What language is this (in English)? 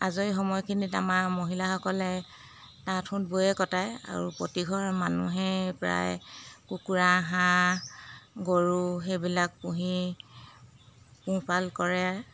Assamese